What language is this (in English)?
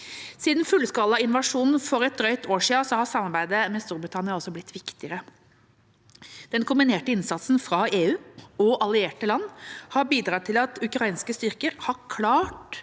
Norwegian